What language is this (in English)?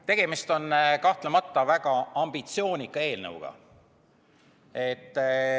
Estonian